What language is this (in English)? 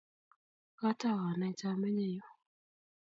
Kalenjin